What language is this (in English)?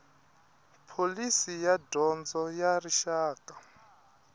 Tsonga